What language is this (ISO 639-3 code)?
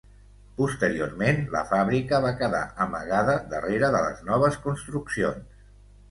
cat